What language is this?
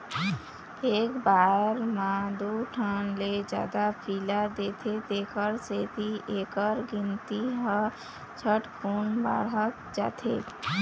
Chhattisgarhi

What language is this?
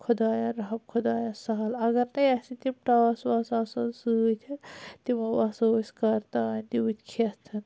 Kashmiri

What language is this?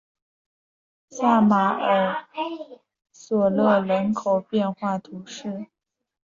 Chinese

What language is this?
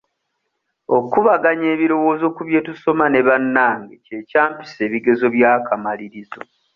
Ganda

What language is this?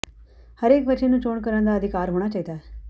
Punjabi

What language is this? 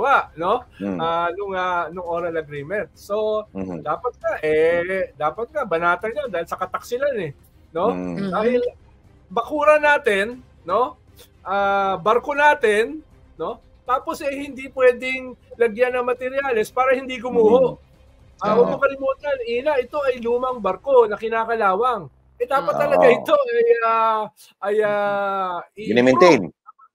Filipino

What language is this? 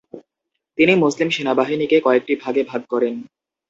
Bangla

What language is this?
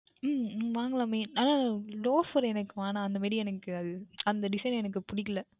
Tamil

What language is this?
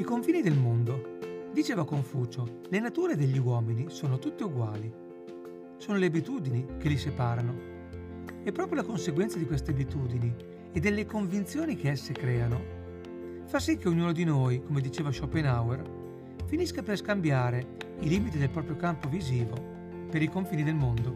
Italian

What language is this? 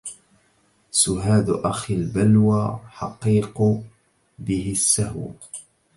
Arabic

